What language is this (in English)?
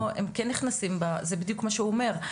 Hebrew